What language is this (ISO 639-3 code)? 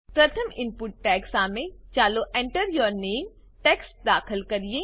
guj